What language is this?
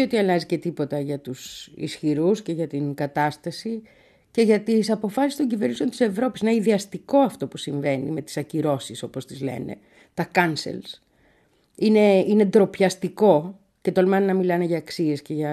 Greek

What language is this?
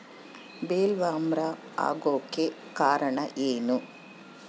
Kannada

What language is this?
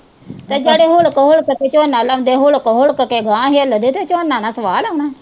Punjabi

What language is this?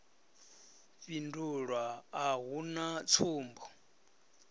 Venda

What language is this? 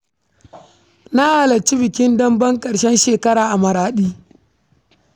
Hausa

